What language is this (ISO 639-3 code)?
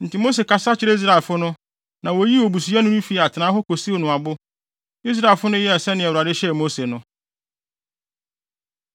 aka